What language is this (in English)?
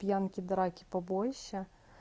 Russian